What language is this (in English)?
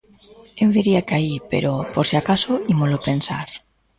Galician